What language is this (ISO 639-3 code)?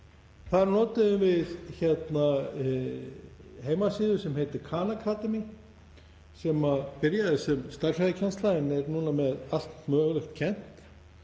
isl